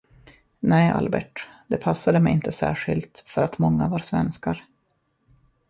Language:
Swedish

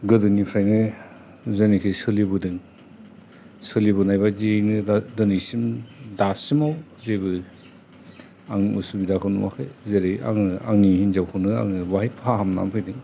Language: Bodo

